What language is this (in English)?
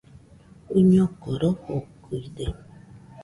Nüpode Huitoto